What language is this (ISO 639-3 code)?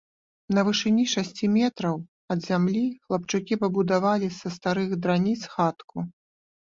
bel